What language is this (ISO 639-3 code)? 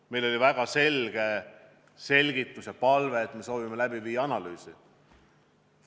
est